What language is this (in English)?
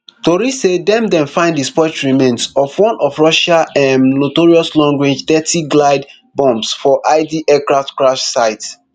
Nigerian Pidgin